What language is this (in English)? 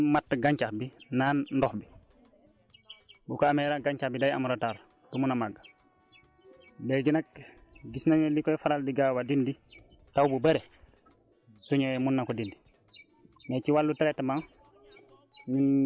Wolof